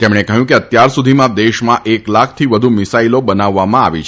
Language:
Gujarati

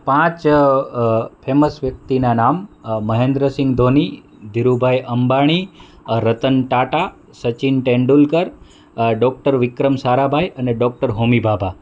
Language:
Gujarati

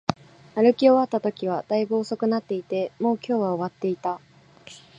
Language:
Japanese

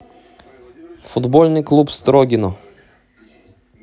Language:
Russian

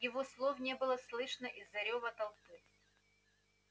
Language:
Russian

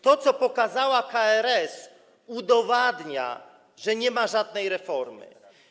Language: Polish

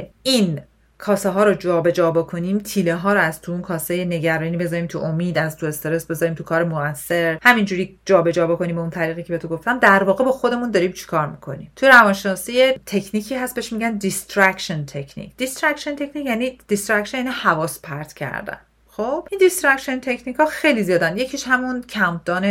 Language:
Persian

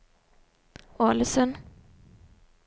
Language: Norwegian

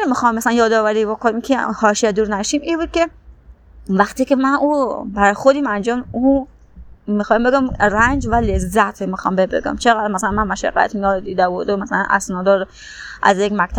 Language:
Persian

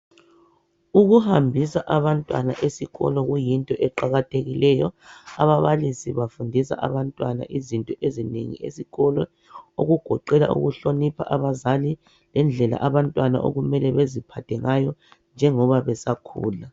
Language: North Ndebele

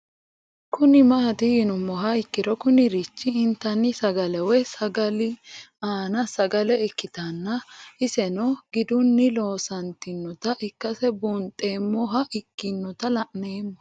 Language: Sidamo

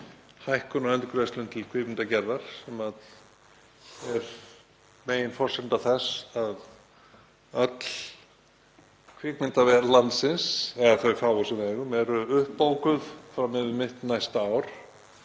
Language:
Icelandic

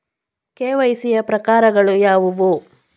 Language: Kannada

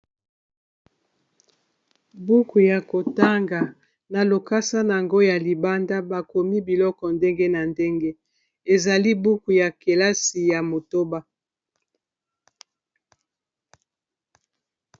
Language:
Lingala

